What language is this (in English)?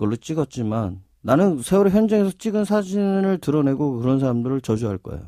Korean